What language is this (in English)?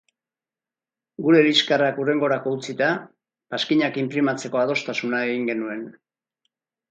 Basque